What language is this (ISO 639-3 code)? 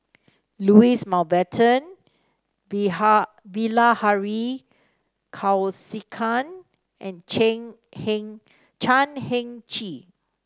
eng